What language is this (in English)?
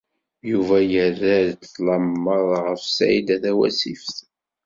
Kabyle